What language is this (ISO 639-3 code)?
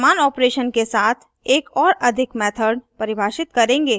hin